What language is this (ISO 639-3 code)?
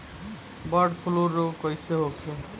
bho